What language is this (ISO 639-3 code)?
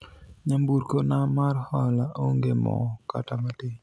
luo